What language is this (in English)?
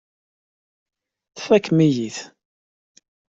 Kabyle